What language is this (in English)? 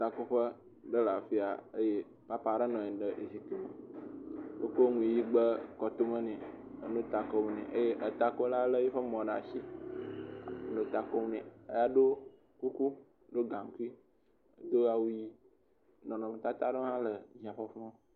Ewe